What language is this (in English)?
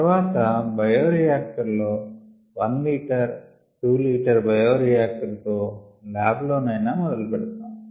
Telugu